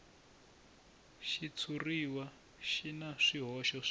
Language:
Tsonga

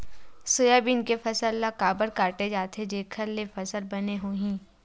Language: Chhattisgarhi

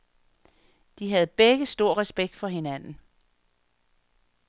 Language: Danish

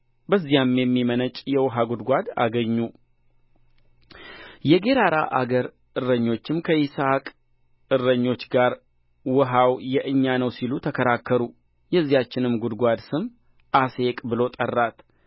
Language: Amharic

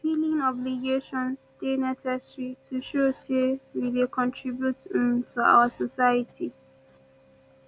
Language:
Nigerian Pidgin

